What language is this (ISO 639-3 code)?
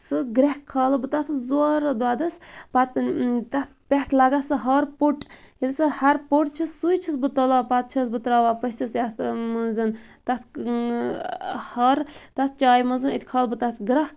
kas